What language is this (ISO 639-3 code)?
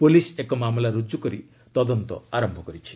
ori